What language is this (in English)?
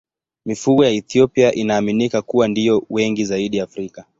Swahili